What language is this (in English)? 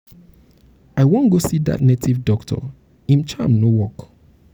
Nigerian Pidgin